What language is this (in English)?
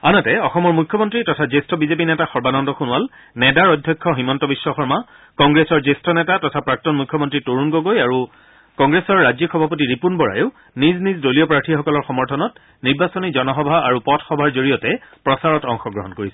Assamese